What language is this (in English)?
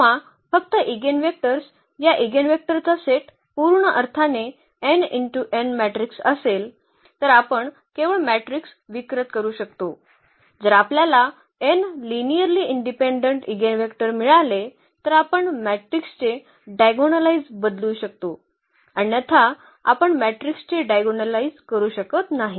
Marathi